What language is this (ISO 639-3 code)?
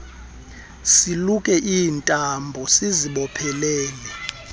xho